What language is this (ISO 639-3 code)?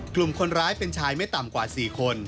tha